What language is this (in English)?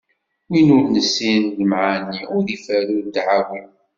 Kabyle